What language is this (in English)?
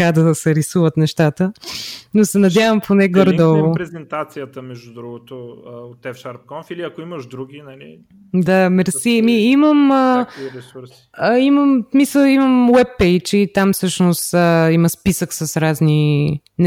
Bulgarian